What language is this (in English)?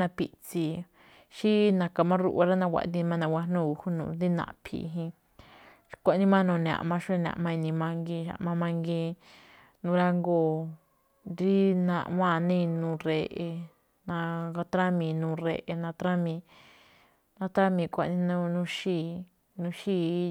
Malinaltepec Me'phaa